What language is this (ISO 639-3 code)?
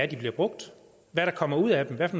dan